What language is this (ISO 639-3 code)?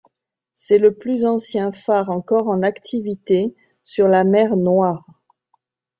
fra